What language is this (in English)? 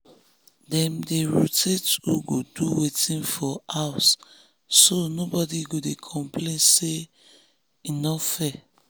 Nigerian Pidgin